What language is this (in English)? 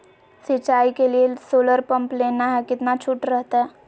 Magahi